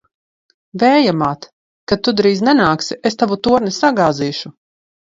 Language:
Latvian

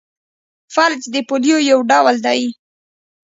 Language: Pashto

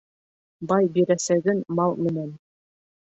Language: Bashkir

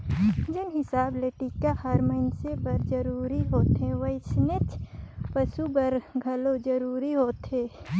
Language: Chhattisgarhi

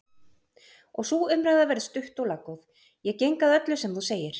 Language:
Icelandic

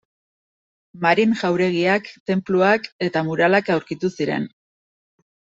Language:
Basque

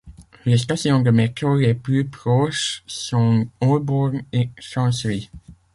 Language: French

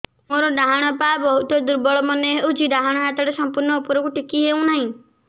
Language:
Odia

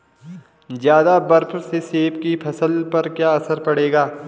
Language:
Hindi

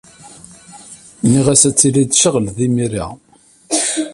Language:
Kabyle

